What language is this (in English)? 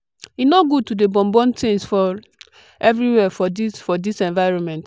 Nigerian Pidgin